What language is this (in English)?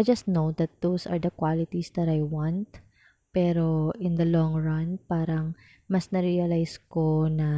Filipino